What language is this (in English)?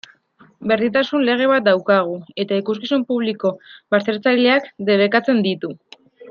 Basque